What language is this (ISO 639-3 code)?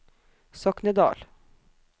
nor